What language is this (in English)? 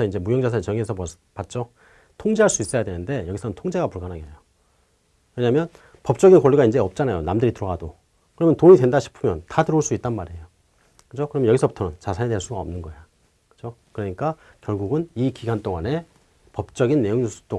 Korean